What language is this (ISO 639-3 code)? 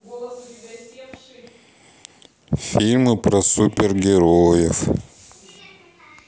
rus